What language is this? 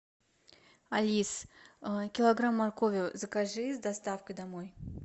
Russian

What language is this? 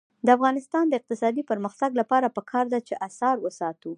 Pashto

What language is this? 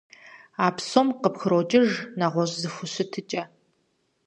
Kabardian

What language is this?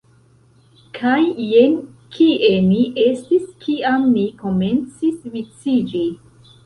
Esperanto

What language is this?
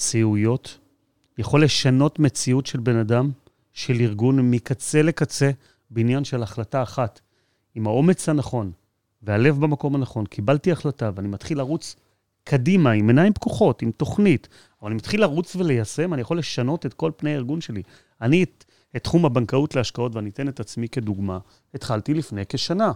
Hebrew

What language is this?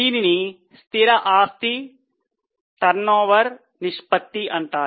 Telugu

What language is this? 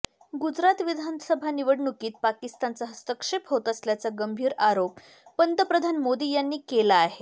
Marathi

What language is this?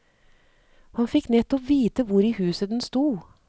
Norwegian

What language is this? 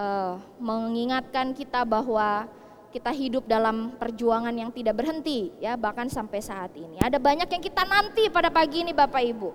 Indonesian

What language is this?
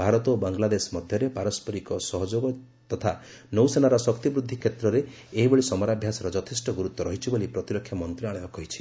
Odia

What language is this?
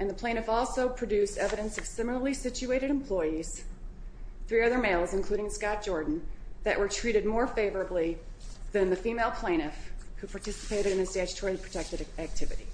English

